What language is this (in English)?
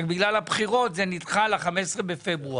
Hebrew